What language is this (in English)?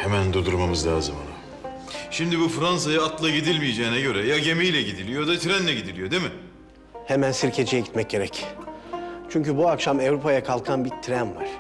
Turkish